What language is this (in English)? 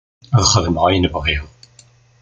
Kabyle